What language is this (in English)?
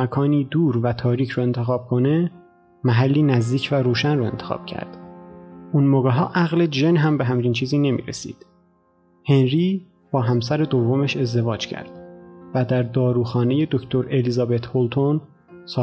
Persian